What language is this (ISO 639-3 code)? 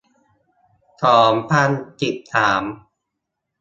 tha